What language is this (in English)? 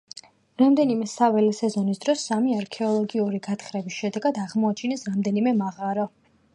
Georgian